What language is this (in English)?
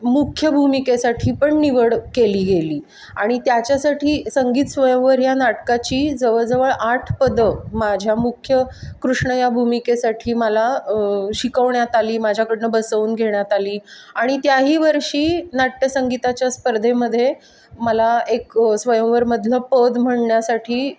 Marathi